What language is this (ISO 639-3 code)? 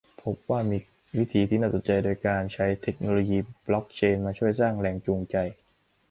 tha